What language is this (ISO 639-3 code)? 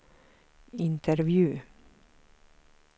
swe